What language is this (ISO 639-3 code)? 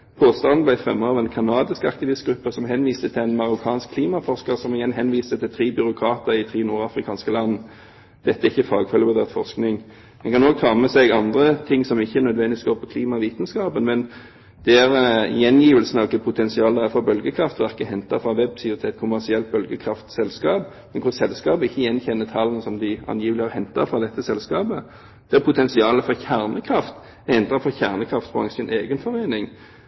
nob